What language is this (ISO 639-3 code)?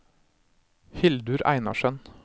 nor